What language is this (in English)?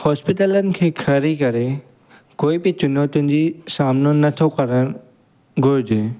Sindhi